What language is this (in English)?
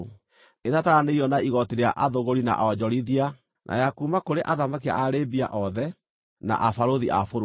Kikuyu